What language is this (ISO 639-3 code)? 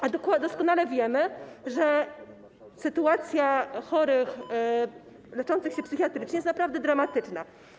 pol